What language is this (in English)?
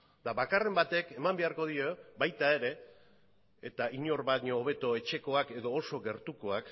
Basque